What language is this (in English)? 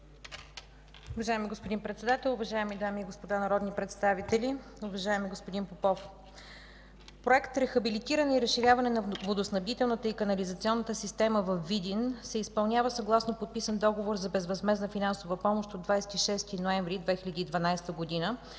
Bulgarian